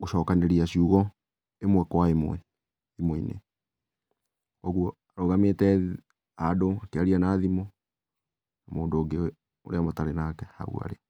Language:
Kikuyu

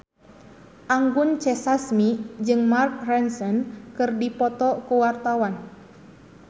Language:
Sundanese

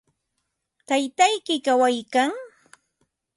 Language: Ambo-Pasco Quechua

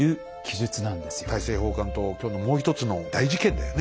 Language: Japanese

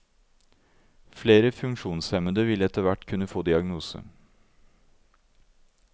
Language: Norwegian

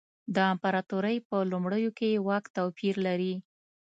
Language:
Pashto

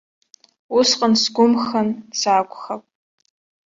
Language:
Abkhazian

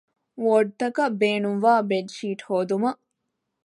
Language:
Divehi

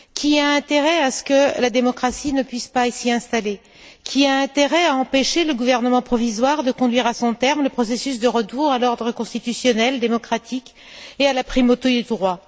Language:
French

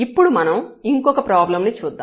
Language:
Telugu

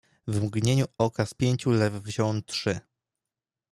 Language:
Polish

